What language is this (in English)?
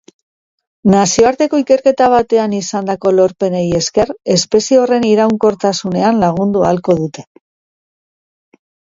Basque